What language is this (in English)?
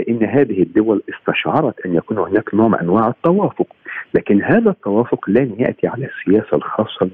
Arabic